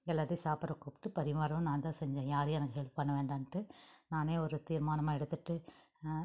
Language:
Tamil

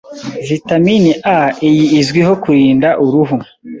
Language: Kinyarwanda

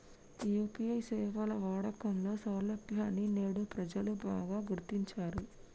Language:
Telugu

